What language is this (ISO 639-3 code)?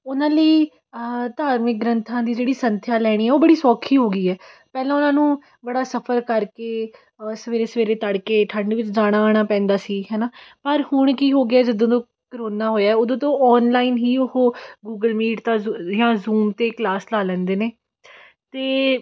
pan